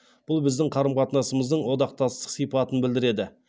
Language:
Kazakh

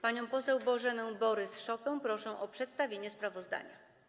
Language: Polish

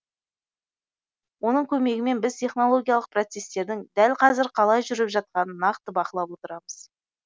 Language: Kazakh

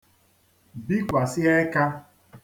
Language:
Igbo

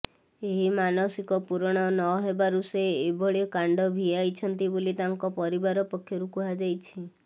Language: Odia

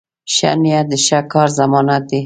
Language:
Pashto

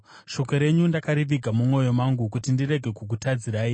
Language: Shona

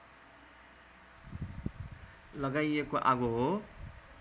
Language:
Nepali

